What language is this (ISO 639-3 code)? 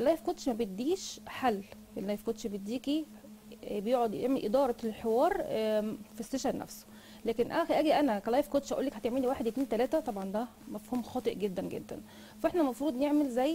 ara